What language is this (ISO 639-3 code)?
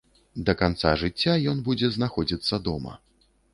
bel